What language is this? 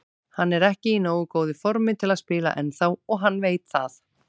Icelandic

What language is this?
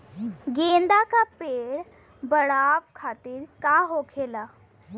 Bhojpuri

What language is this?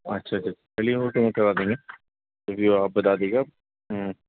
Urdu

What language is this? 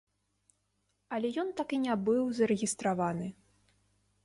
Belarusian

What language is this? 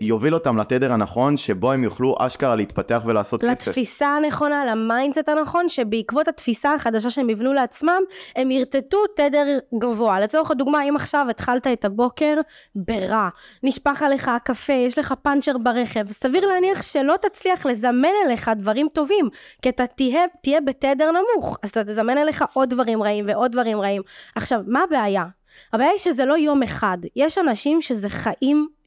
Hebrew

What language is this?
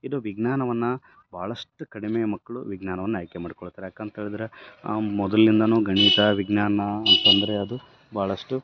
Kannada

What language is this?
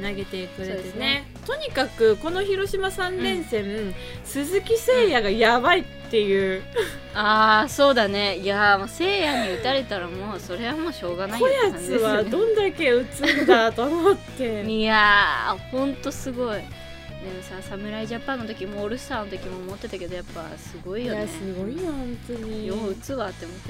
Japanese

